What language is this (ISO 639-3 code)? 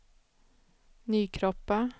swe